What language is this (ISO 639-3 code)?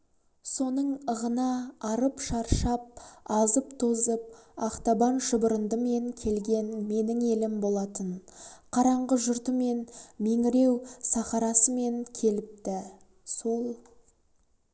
kaz